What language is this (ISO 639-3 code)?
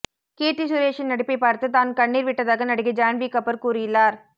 tam